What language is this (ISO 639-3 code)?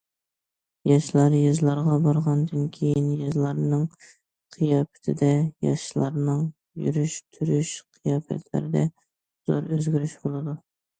uig